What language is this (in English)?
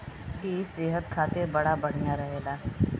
Bhojpuri